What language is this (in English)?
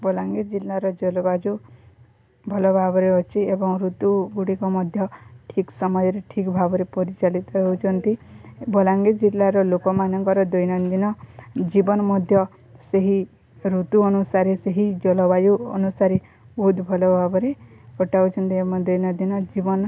Odia